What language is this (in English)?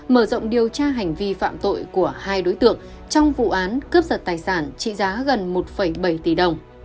Vietnamese